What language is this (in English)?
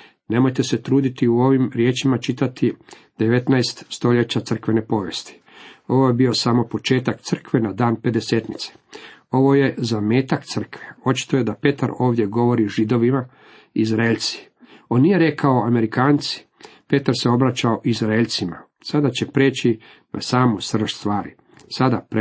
Croatian